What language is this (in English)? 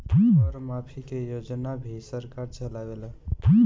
Bhojpuri